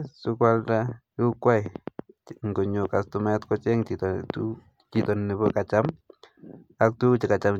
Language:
Kalenjin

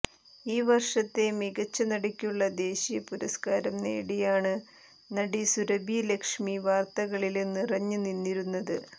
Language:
Malayalam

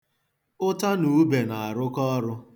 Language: Igbo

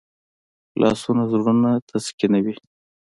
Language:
Pashto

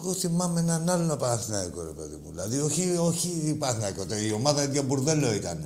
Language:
Greek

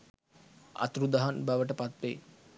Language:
Sinhala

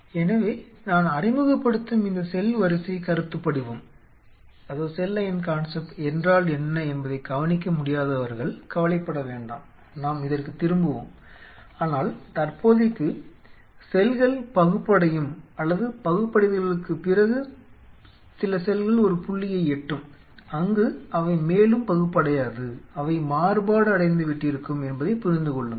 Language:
Tamil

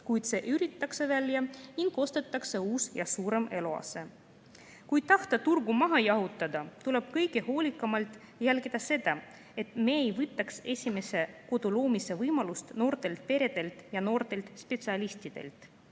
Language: Estonian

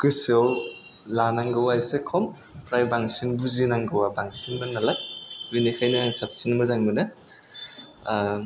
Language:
Bodo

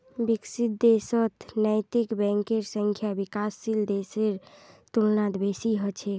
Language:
Magahi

